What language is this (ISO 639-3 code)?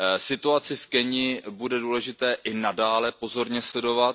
ces